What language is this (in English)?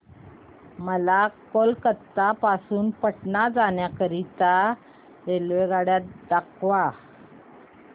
Marathi